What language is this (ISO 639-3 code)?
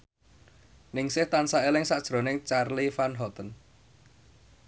jav